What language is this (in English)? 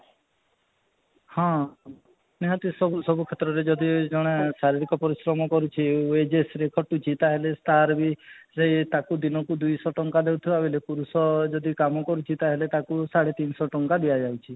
Odia